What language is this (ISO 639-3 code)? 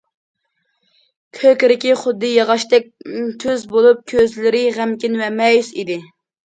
uig